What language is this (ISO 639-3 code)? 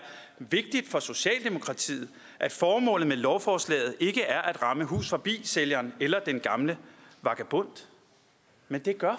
dan